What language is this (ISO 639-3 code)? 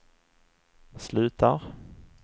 swe